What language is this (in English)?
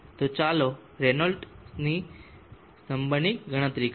Gujarati